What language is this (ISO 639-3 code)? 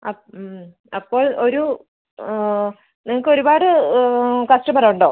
mal